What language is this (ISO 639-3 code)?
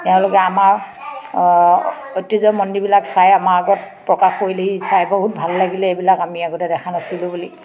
asm